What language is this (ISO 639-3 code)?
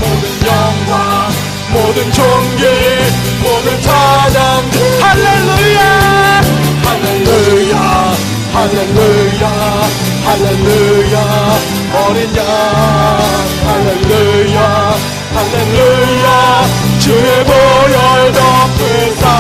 kor